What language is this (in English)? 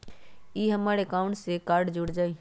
Magahi